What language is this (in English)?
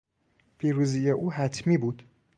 Persian